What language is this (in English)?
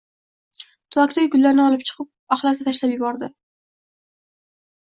Uzbek